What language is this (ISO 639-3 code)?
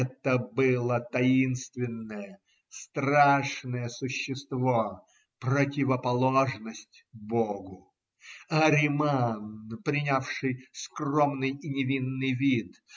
rus